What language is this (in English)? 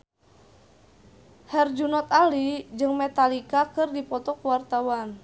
Sundanese